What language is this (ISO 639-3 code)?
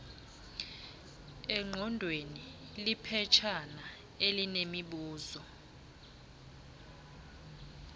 xho